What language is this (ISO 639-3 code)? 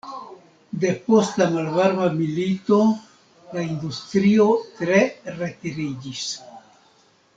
epo